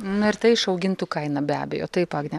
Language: Lithuanian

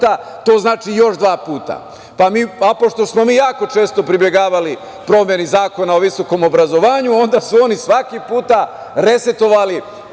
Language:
Serbian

